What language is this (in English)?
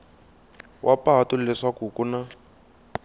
Tsonga